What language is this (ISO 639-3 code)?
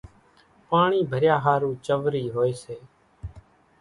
gjk